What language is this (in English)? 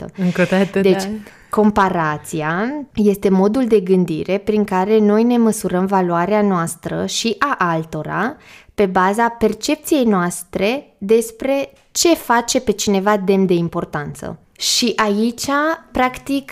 Romanian